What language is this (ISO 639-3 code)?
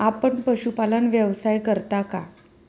mar